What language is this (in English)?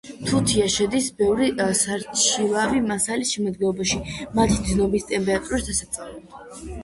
Georgian